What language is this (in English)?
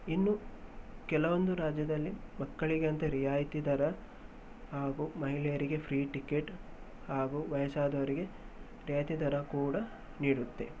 Kannada